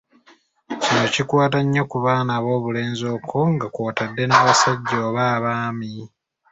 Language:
Ganda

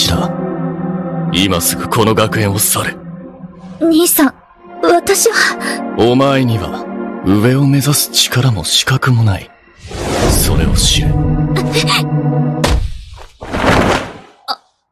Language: Japanese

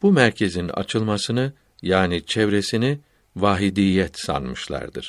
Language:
Turkish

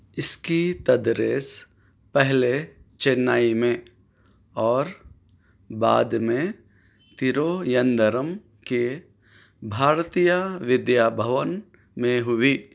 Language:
Urdu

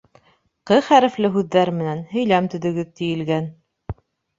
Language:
Bashkir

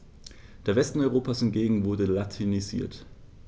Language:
German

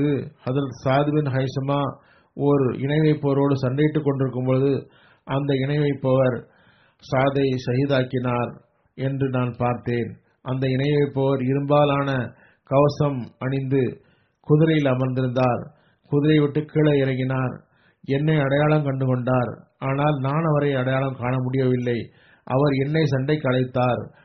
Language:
Tamil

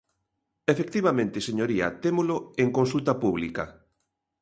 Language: Galician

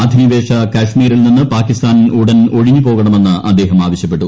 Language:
Malayalam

